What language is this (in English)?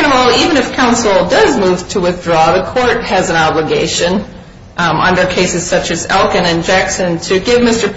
English